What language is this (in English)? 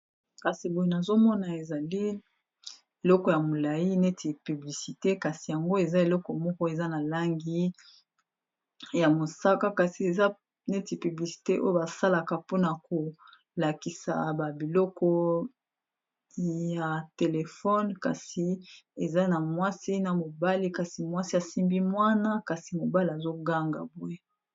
Lingala